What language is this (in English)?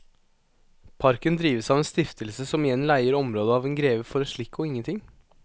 Norwegian